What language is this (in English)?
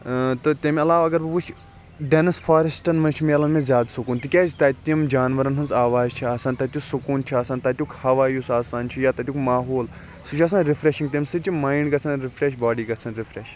Kashmiri